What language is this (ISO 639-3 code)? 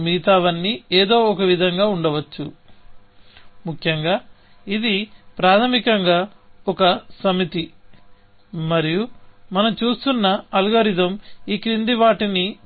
tel